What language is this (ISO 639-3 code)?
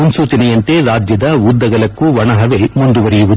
kan